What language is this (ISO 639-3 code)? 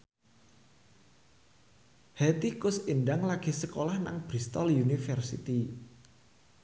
jav